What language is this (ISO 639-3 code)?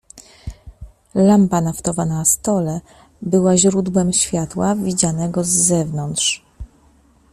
pol